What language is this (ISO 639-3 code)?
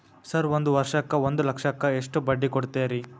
kan